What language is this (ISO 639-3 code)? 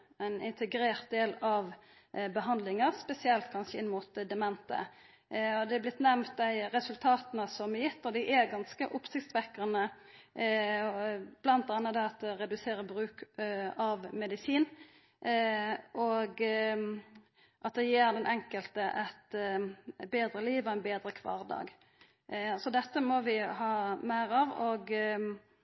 nno